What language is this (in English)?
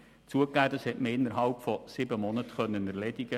Swiss German